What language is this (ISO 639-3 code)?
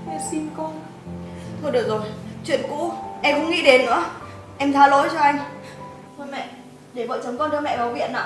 vie